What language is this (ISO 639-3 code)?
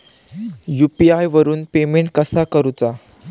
mar